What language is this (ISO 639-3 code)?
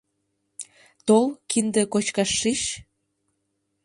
chm